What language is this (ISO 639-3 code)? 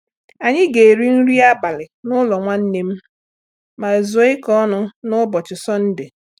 ibo